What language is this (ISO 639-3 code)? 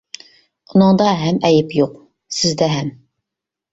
uig